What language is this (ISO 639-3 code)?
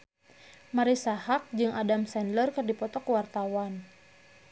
sun